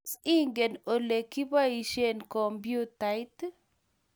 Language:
Kalenjin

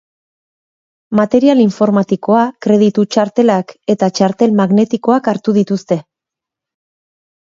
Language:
Basque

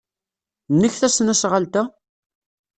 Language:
Kabyle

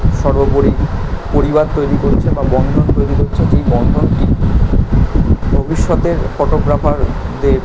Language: Bangla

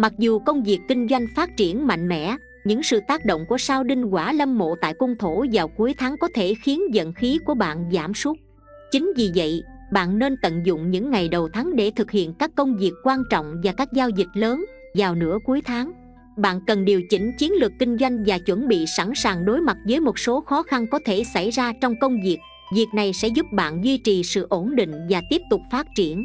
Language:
Vietnamese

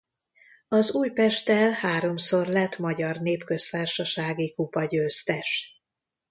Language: Hungarian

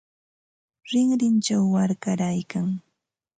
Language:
Ambo-Pasco Quechua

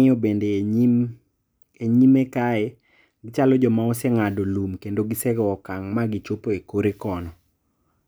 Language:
Luo (Kenya and Tanzania)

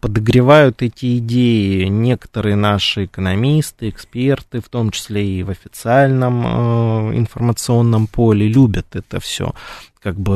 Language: Russian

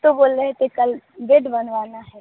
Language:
Urdu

